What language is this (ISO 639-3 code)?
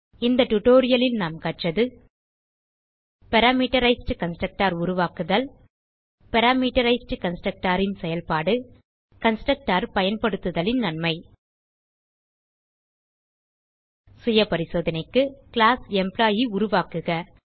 tam